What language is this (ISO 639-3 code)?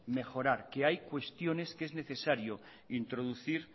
spa